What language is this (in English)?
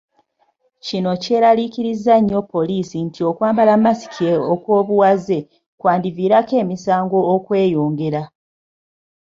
Ganda